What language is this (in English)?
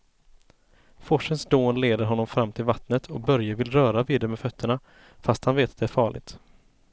Swedish